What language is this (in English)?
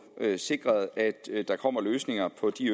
Danish